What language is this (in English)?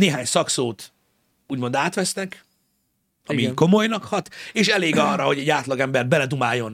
Hungarian